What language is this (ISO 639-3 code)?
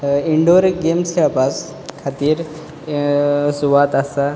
kok